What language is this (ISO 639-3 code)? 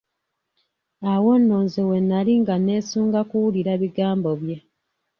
lug